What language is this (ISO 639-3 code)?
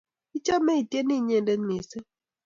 kln